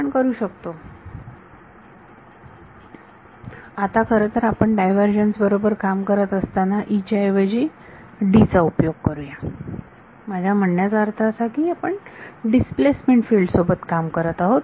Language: Marathi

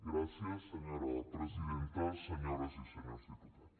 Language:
Catalan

